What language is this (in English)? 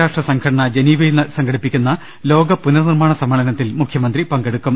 Malayalam